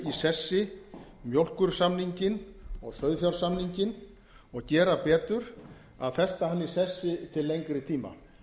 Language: Icelandic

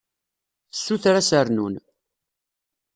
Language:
Kabyle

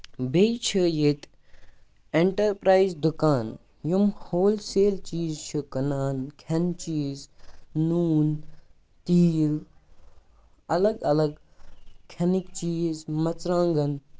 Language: Kashmiri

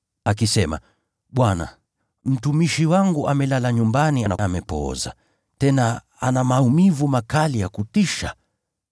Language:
Swahili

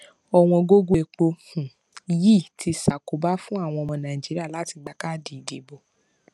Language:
Yoruba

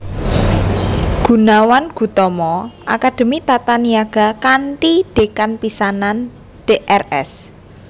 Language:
Javanese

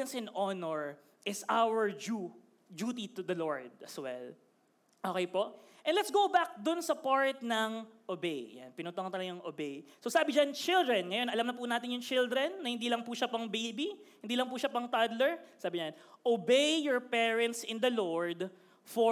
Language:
Filipino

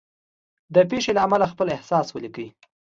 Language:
Pashto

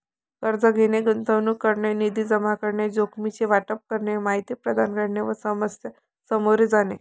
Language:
Marathi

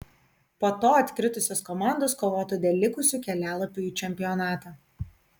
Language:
Lithuanian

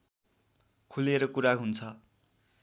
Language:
Nepali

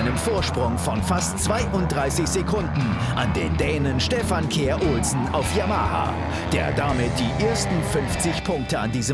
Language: German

